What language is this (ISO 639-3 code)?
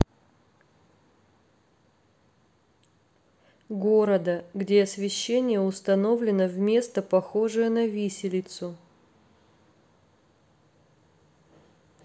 rus